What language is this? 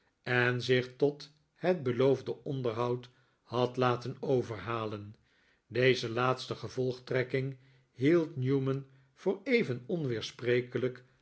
Dutch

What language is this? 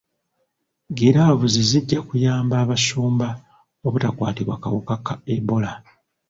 Ganda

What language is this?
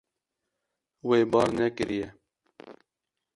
Kurdish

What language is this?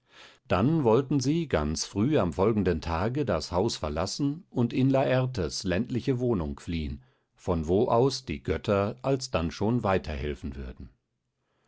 German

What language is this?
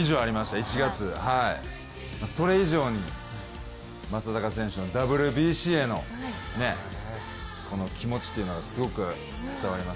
Japanese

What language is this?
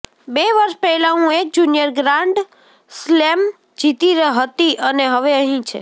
Gujarati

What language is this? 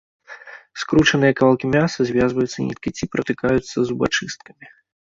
Belarusian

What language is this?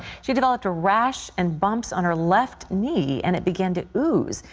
English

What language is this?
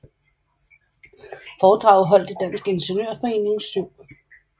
Danish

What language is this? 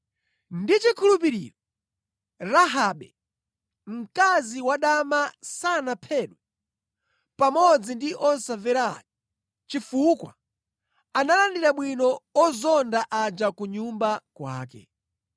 Nyanja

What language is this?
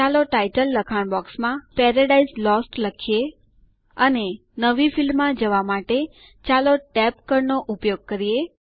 Gujarati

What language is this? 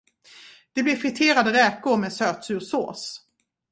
Swedish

